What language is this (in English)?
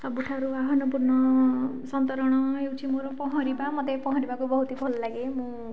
Odia